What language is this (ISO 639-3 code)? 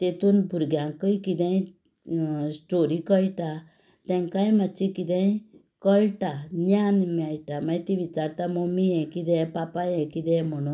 kok